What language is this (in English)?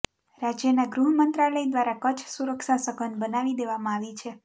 Gujarati